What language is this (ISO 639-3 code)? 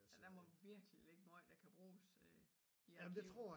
dan